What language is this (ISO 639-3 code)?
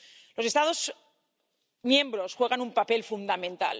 spa